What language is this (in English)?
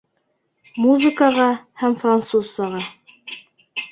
Bashkir